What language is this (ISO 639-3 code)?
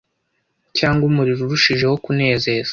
kin